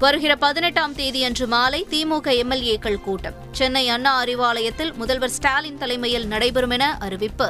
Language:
Tamil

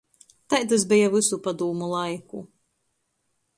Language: Latgalian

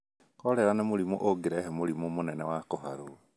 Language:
Kikuyu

